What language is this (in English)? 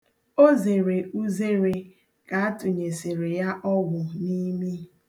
Igbo